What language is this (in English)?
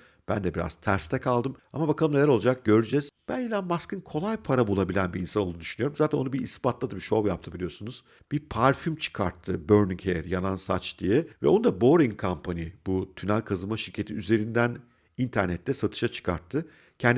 Turkish